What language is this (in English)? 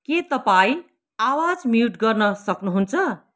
Nepali